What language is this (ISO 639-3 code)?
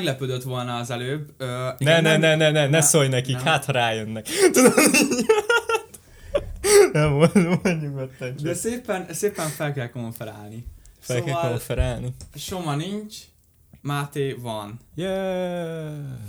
hun